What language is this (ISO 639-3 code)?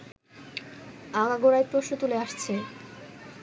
ben